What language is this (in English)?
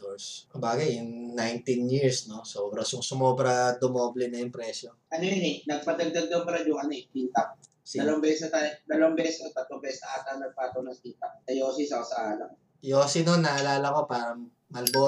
Filipino